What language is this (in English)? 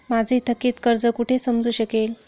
Marathi